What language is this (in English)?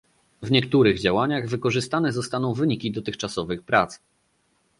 Polish